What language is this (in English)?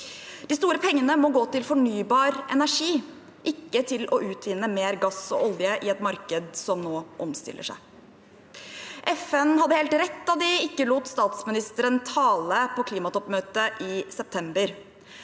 Norwegian